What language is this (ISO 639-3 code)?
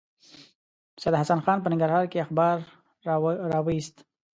pus